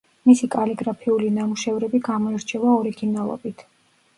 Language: Georgian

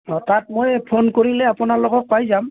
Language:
Assamese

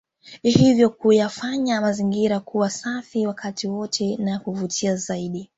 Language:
Swahili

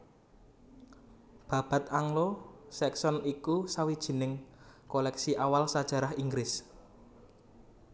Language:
Javanese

